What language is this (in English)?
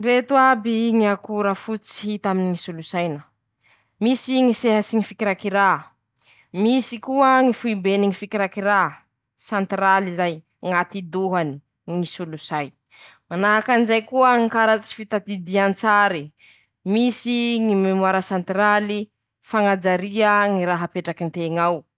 Masikoro Malagasy